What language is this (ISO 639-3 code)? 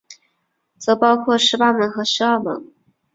zho